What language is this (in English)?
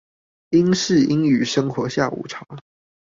Chinese